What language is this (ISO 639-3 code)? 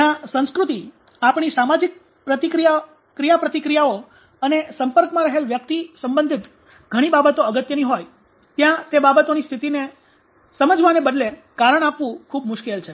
guj